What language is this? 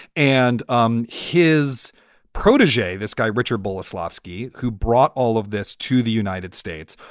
English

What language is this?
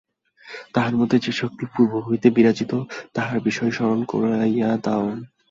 Bangla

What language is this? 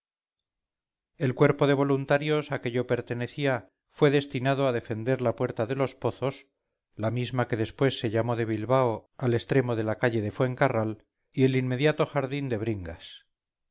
Spanish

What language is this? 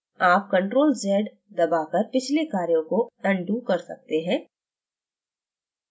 Hindi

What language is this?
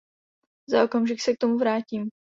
Czech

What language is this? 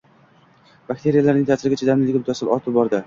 Uzbek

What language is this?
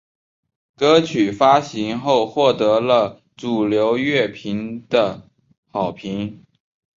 Chinese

